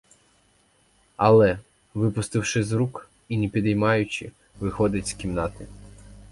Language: Ukrainian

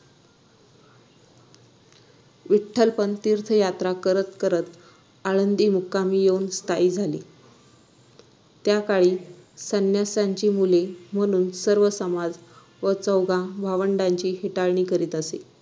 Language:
Marathi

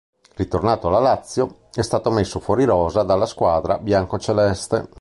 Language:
Italian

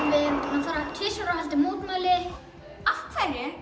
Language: Icelandic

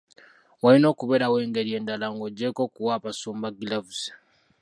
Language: Ganda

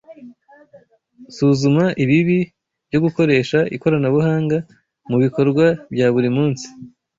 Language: Kinyarwanda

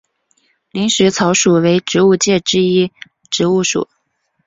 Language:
Chinese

